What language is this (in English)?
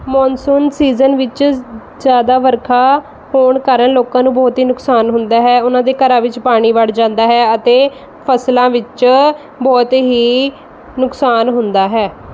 Punjabi